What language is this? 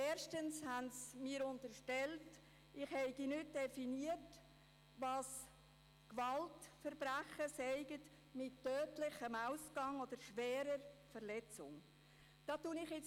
Swiss German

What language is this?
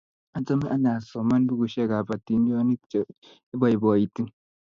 Kalenjin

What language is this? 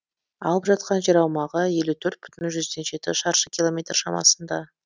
Kazakh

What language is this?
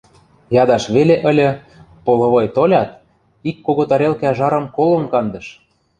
Western Mari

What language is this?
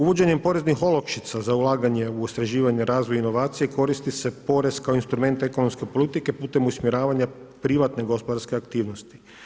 Croatian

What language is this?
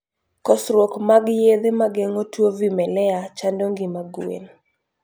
Luo (Kenya and Tanzania)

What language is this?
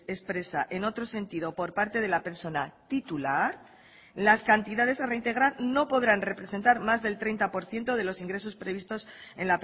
Spanish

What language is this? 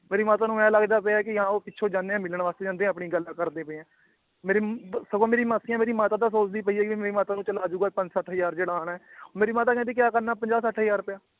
Punjabi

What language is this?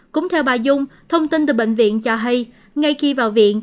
Vietnamese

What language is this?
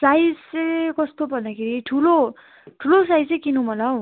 Nepali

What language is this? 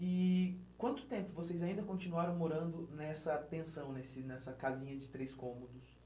Portuguese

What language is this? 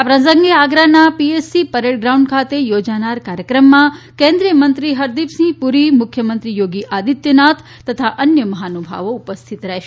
Gujarati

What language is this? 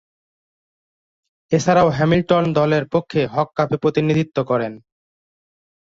Bangla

